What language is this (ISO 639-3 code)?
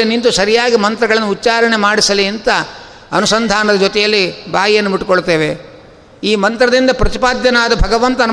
kan